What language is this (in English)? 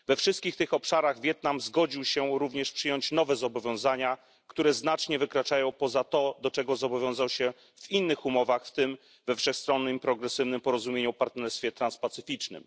Polish